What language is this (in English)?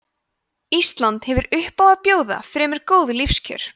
Icelandic